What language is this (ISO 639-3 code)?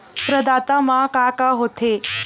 hne